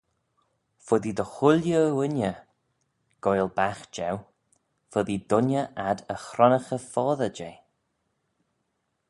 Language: Manx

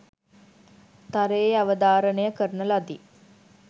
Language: Sinhala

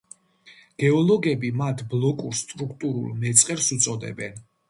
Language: Georgian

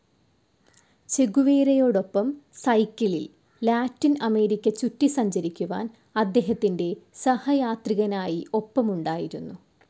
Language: Malayalam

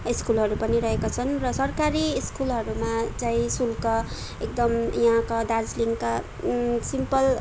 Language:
Nepali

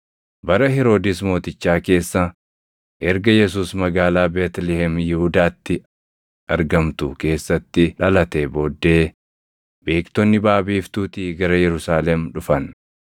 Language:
Oromo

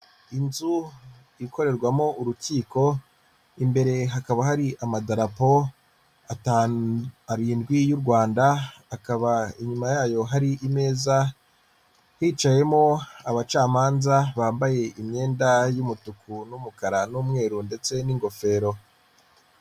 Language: Kinyarwanda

